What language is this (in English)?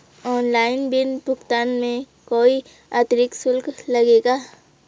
Hindi